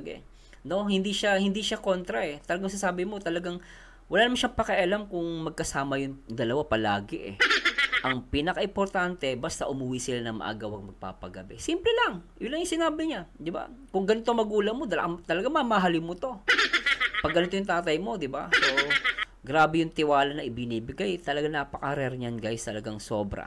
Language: Filipino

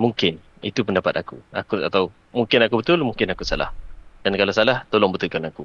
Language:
Malay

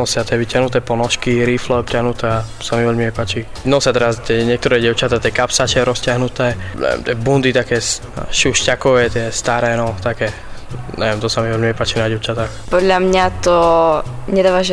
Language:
Slovak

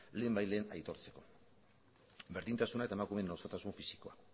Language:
Basque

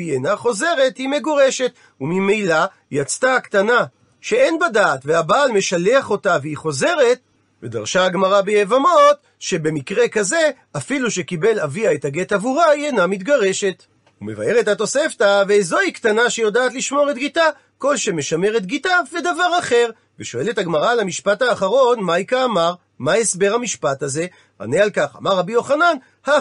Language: Hebrew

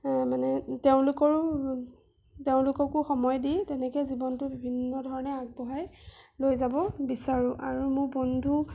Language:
Assamese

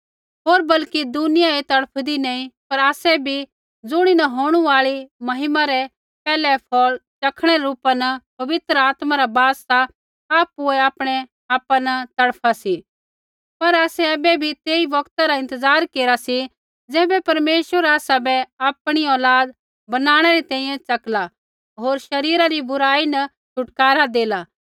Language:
Kullu Pahari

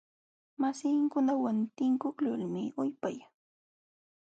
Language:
Jauja Wanca Quechua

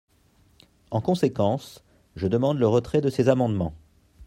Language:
French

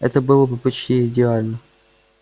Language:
Russian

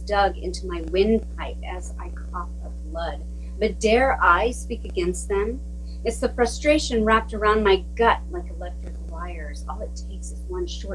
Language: English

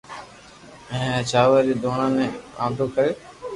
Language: Loarki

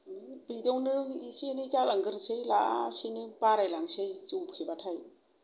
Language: Bodo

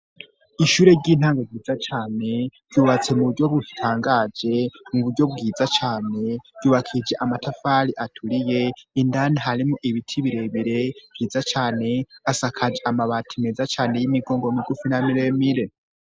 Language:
Rundi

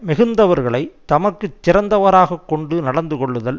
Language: Tamil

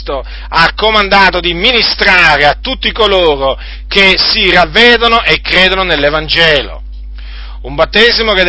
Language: Italian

